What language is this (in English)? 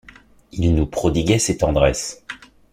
French